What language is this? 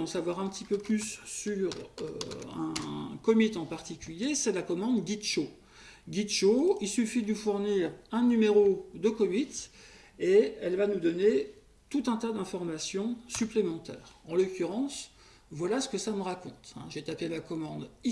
French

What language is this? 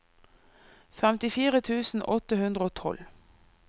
Norwegian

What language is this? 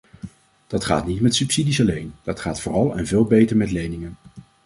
Dutch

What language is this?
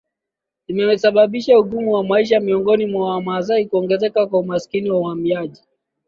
Swahili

